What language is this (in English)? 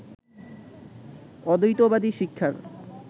Bangla